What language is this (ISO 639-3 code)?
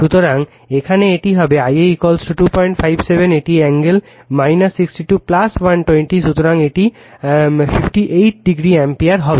ben